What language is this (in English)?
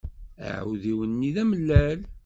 Kabyle